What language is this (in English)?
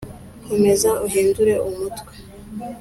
Kinyarwanda